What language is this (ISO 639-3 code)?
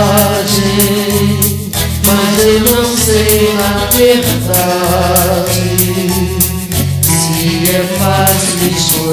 ara